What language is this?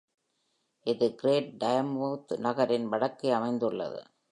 Tamil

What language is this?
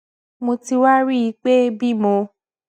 Yoruba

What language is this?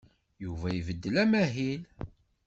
Kabyle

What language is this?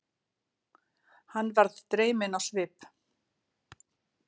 Icelandic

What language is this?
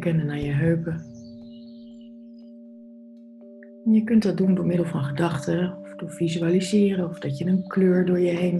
Dutch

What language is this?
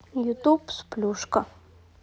Russian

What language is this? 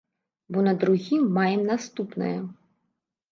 Belarusian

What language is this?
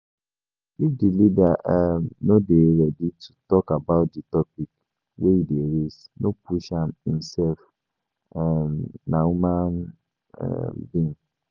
Nigerian Pidgin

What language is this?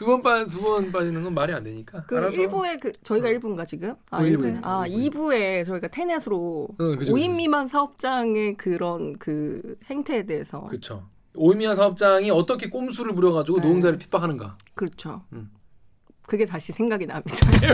Korean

